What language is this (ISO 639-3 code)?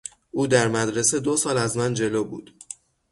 fas